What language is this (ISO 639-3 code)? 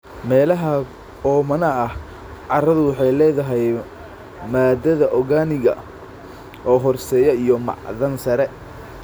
som